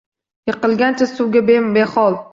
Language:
Uzbek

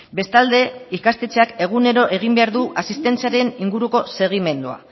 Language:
Basque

